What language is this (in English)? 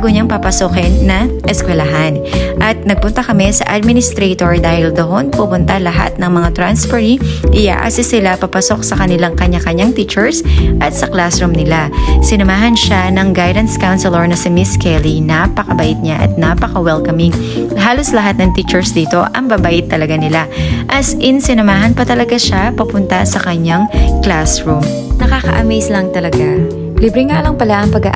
Filipino